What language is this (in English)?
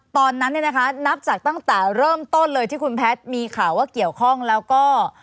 Thai